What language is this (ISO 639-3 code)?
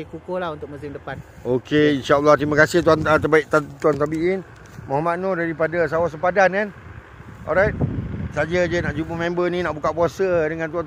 msa